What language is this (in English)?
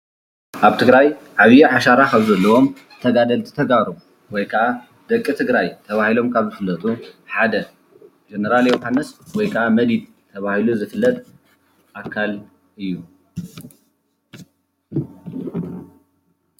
Tigrinya